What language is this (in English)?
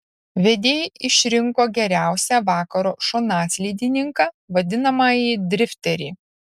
Lithuanian